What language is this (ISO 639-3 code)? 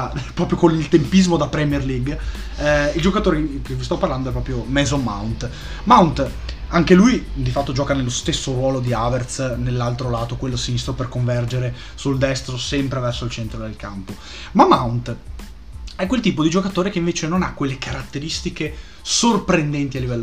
ita